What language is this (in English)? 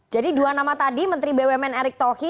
Indonesian